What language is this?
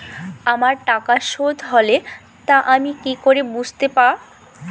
Bangla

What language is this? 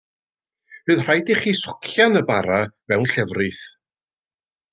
Welsh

